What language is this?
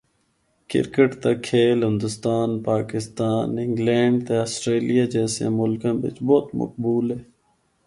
Northern Hindko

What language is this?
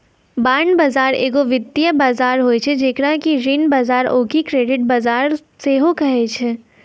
Maithili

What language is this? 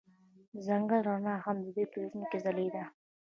Pashto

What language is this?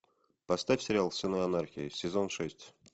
Russian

